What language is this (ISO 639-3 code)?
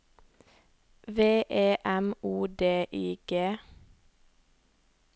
nor